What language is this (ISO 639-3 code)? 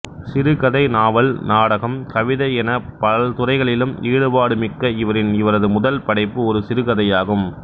tam